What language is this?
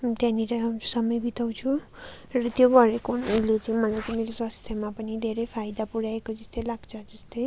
Nepali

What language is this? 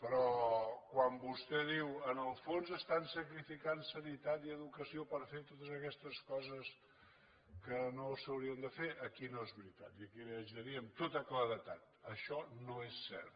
Catalan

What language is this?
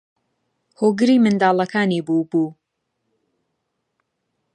Central Kurdish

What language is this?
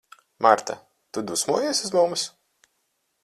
Latvian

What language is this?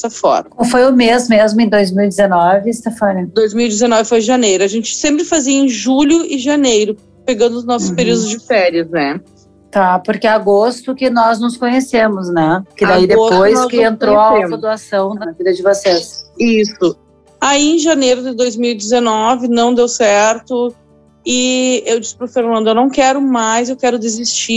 Portuguese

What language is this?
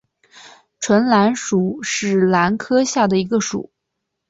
Chinese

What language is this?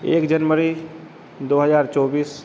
Hindi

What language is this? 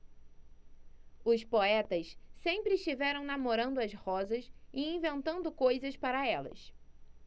Portuguese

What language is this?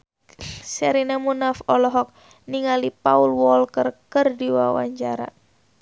Sundanese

